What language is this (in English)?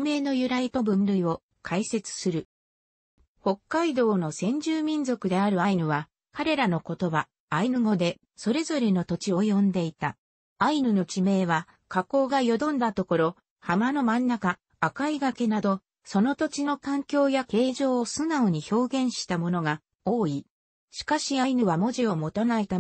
Japanese